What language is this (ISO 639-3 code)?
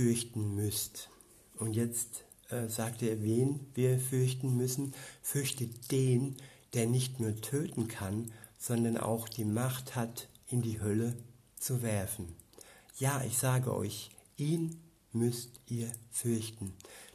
deu